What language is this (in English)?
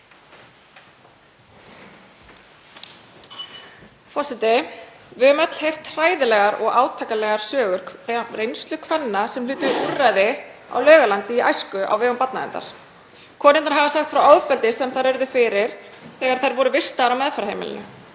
Icelandic